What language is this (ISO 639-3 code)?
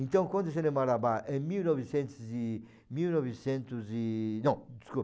por